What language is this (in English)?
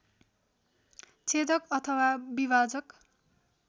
Nepali